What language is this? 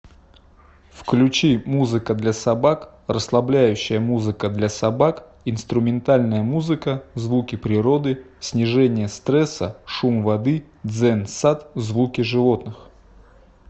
Russian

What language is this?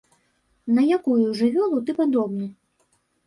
Belarusian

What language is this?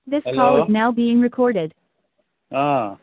Assamese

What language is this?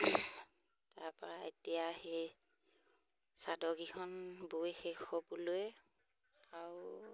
Assamese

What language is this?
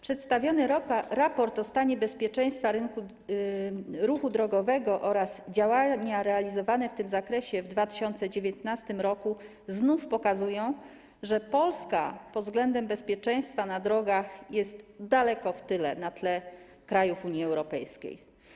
Polish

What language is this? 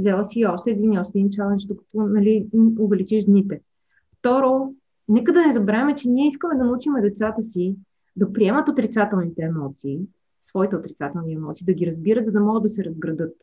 Bulgarian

